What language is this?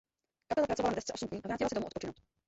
Czech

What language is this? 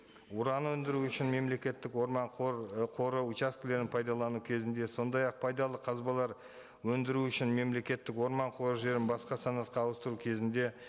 Kazakh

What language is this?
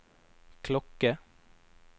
Norwegian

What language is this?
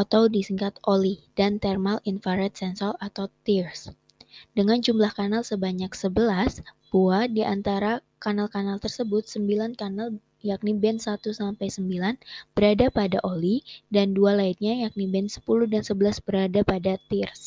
Indonesian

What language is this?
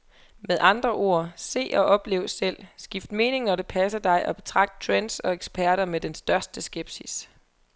Danish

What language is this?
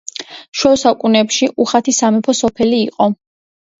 Georgian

